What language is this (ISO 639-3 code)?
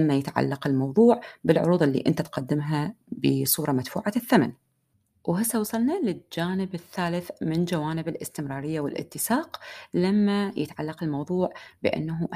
ara